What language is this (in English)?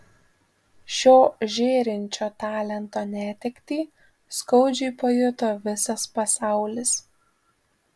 Lithuanian